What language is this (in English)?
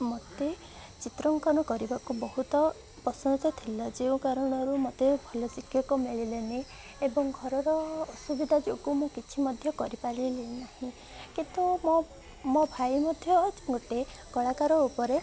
Odia